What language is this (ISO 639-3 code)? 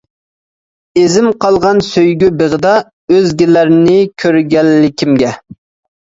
uig